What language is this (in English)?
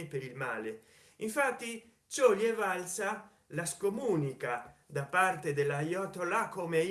Italian